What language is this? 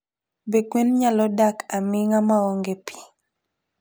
Luo (Kenya and Tanzania)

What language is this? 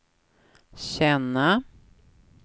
Swedish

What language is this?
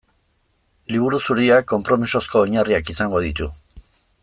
Basque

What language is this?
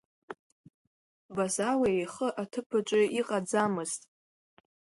Abkhazian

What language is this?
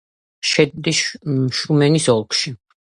Georgian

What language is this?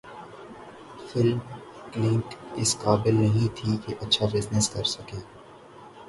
Urdu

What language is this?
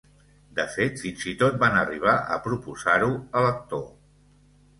Catalan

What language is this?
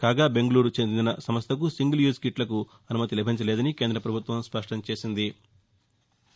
Telugu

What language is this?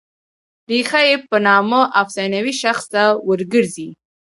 Pashto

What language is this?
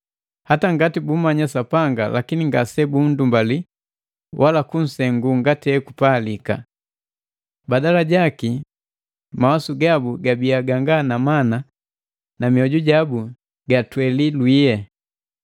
Matengo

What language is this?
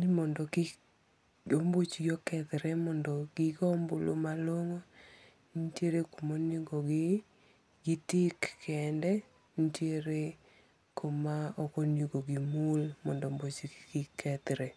Luo (Kenya and Tanzania)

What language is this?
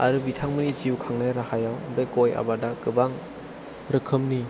Bodo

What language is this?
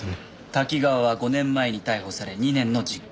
Japanese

